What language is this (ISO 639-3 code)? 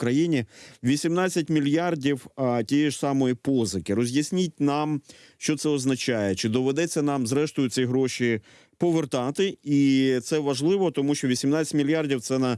ukr